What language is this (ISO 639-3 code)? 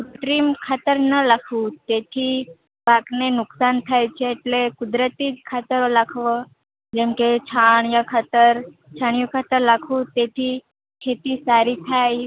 guj